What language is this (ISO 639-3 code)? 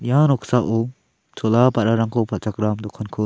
grt